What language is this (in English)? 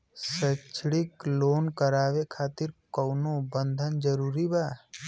Bhojpuri